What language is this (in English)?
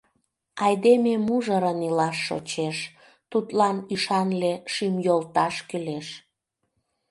Mari